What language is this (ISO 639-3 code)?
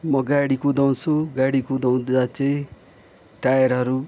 nep